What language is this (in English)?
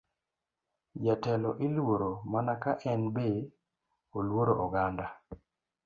Luo (Kenya and Tanzania)